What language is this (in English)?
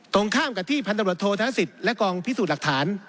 Thai